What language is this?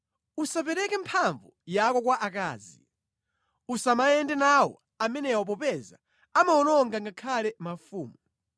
Nyanja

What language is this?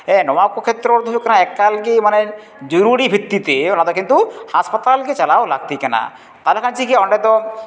Santali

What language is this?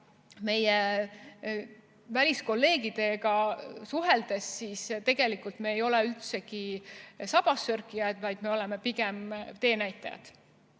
Estonian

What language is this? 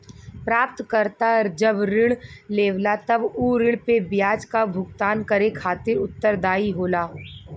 Bhojpuri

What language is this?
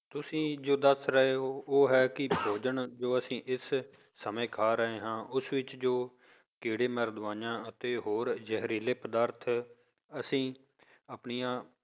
Punjabi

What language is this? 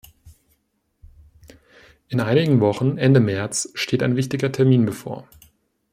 German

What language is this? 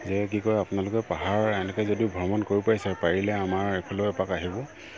Assamese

